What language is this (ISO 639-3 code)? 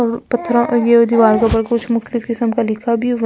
hin